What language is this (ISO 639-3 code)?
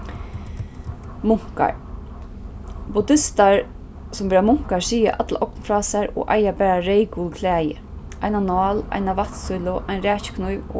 fao